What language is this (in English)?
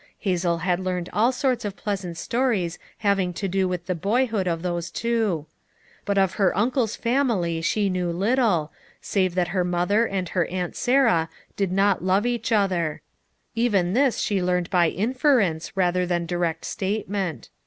English